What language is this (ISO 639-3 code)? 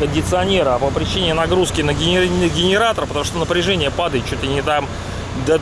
rus